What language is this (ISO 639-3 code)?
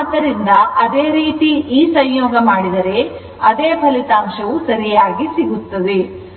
kan